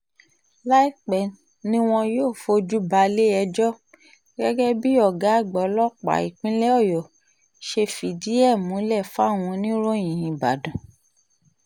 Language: Yoruba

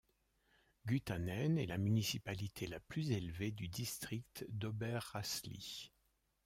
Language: French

